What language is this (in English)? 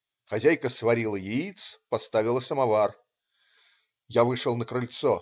Russian